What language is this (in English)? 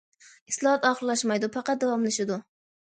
Uyghur